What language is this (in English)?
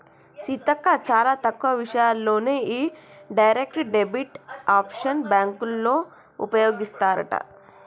Telugu